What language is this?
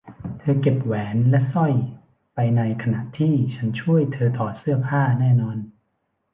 Thai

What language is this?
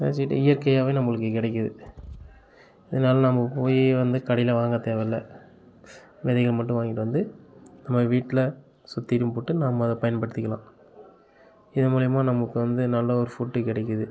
Tamil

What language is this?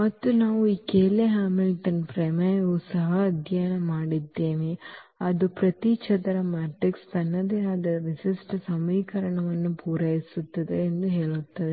Kannada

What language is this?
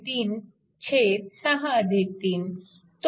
Marathi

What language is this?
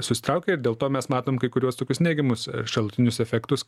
Lithuanian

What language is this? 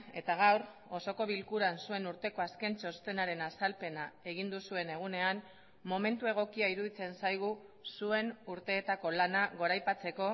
Basque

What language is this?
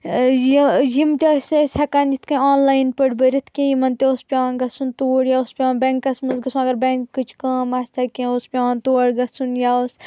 Kashmiri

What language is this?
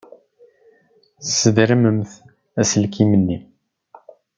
Kabyle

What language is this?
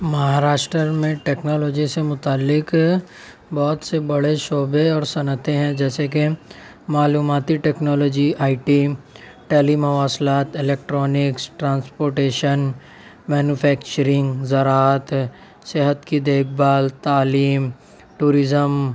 Urdu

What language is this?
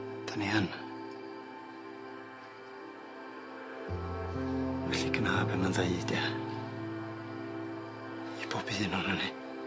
Welsh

